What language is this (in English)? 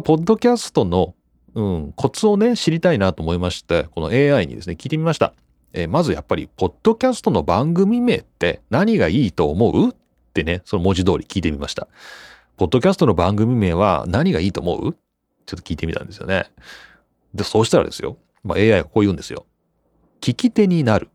Japanese